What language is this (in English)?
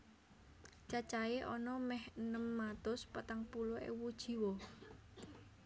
Javanese